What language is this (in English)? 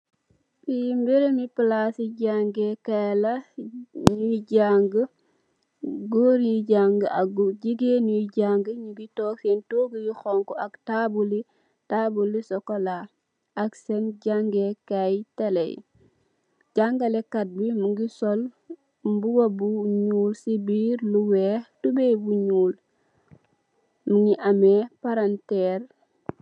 Wolof